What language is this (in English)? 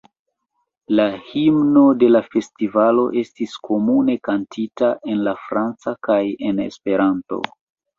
Esperanto